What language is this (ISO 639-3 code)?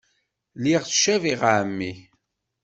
kab